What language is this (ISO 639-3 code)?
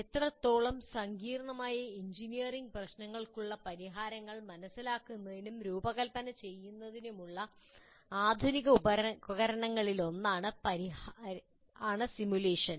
mal